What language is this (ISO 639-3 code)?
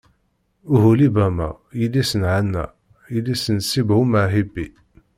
kab